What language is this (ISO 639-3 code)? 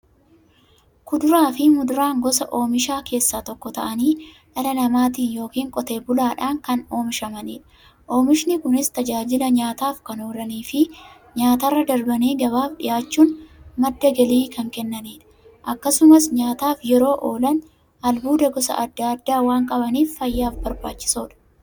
orm